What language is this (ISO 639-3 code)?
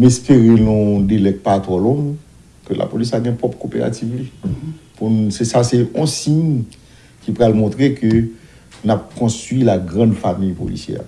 fra